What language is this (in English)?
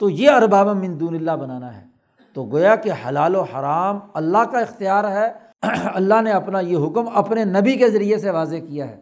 Urdu